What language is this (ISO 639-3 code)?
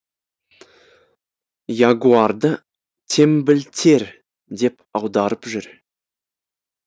kaz